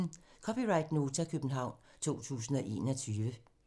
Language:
Danish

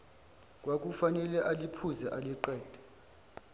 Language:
Zulu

